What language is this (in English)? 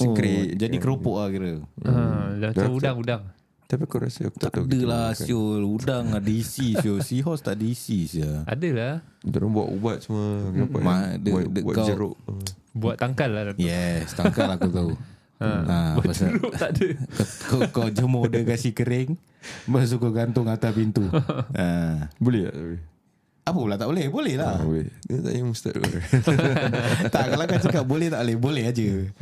Malay